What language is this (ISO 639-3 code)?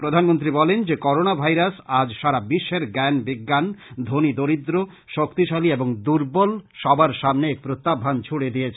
ben